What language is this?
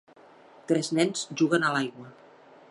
Catalan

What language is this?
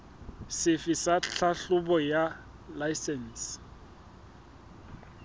Southern Sotho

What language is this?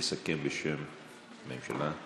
Hebrew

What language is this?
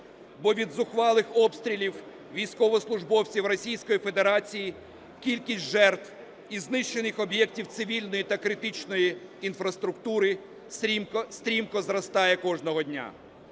Ukrainian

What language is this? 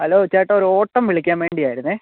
Malayalam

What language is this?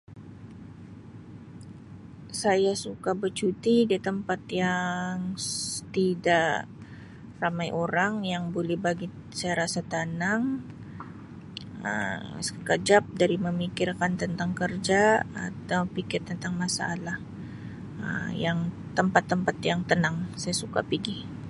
Sabah Malay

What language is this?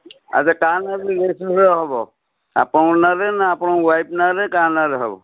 Odia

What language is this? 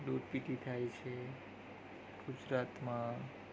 Gujarati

